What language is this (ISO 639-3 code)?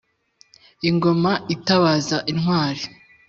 kin